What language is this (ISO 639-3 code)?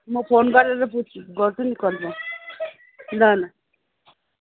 nep